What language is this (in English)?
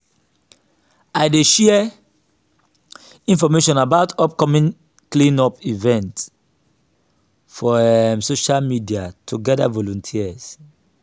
Nigerian Pidgin